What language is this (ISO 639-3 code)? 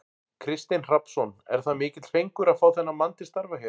isl